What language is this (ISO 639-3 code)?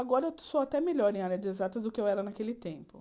por